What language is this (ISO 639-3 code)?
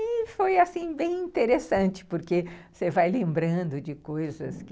por